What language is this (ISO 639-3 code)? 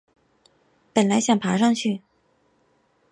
zho